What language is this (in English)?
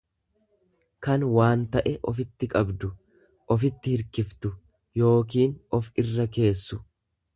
Oromo